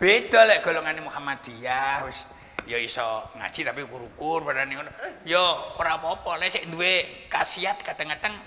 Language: Indonesian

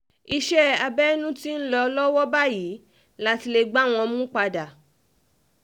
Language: Yoruba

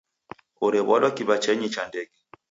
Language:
Taita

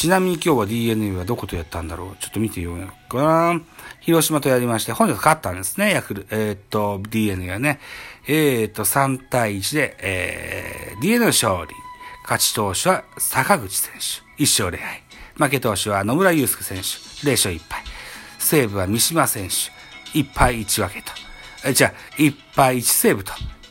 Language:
Japanese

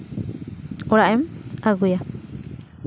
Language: Santali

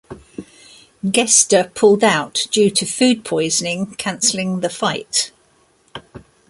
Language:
English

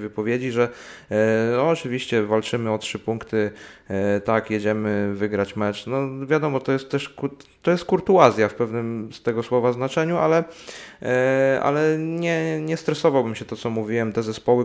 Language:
Polish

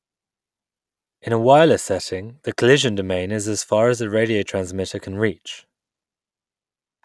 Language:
English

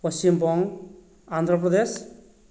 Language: Odia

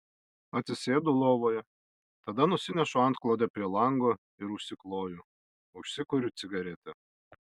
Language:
Lithuanian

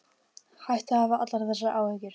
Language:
Icelandic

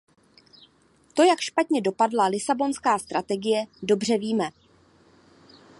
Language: Czech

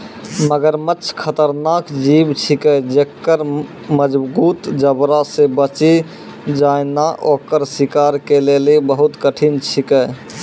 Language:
Maithili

